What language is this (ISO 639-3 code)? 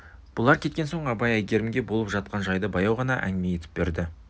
kaz